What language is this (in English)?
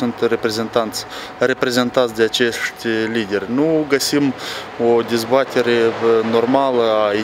Romanian